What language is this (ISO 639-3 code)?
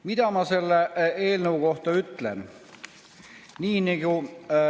est